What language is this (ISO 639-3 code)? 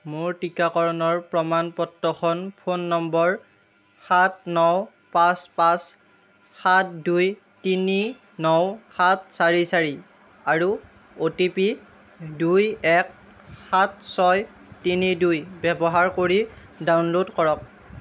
asm